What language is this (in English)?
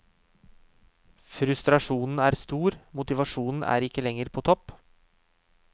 Norwegian